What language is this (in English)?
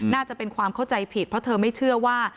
Thai